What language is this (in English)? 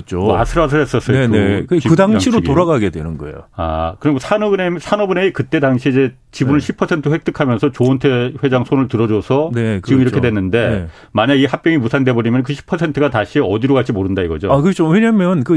Korean